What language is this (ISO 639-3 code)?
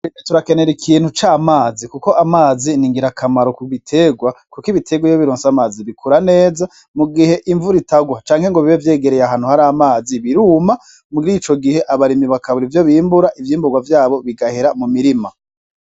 run